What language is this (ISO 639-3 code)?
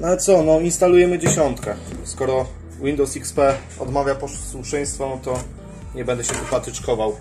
pol